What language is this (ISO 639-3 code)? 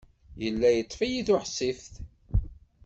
kab